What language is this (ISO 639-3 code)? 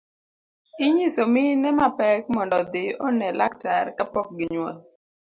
luo